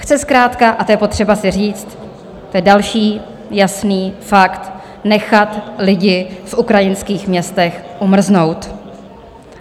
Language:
Czech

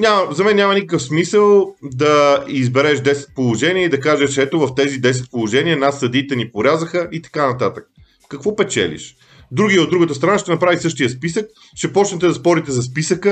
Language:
Bulgarian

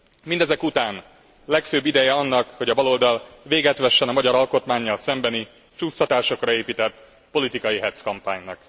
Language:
Hungarian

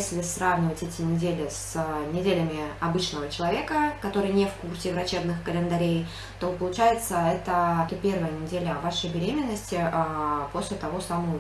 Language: Russian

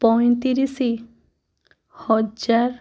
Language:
Odia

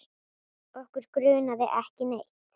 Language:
Icelandic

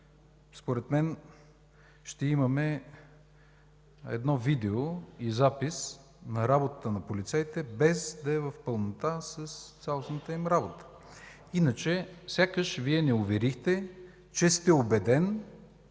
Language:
Bulgarian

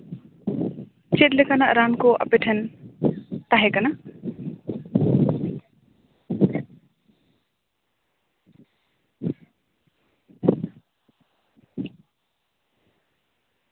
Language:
Santali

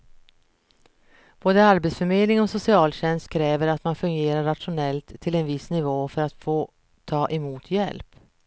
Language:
Swedish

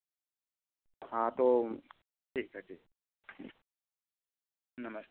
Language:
Hindi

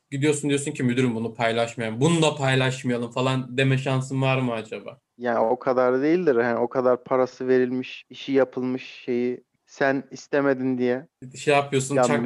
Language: Turkish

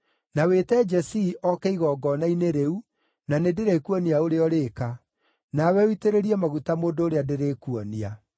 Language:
Kikuyu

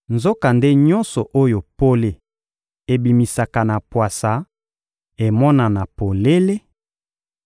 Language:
Lingala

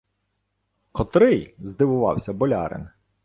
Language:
Ukrainian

